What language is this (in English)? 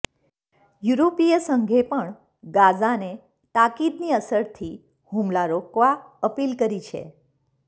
Gujarati